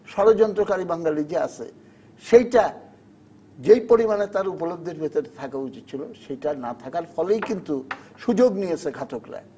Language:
Bangla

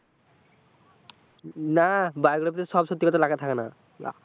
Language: Bangla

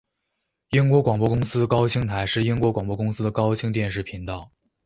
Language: Chinese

